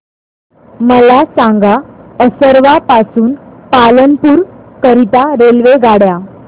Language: Marathi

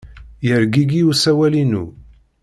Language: Kabyle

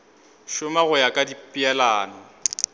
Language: Northern Sotho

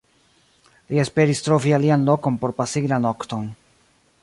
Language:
Esperanto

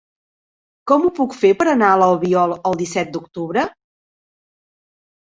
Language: Catalan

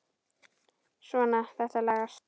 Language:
Icelandic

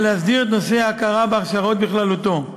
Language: Hebrew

